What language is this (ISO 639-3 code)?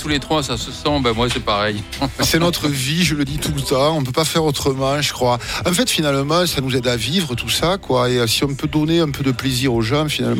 fra